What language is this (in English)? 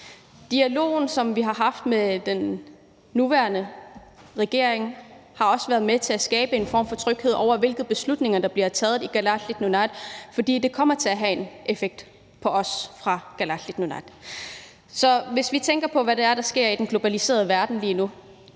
Danish